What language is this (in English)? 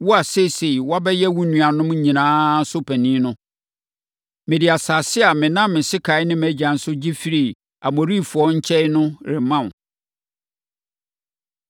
Akan